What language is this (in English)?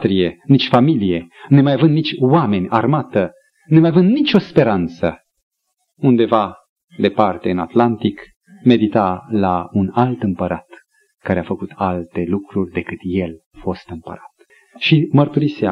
Romanian